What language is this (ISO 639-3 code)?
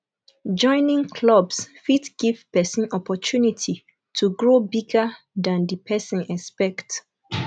pcm